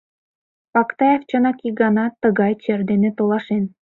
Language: Mari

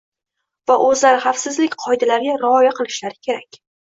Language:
Uzbek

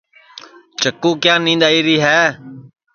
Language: Sansi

